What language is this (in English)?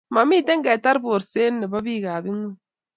Kalenjin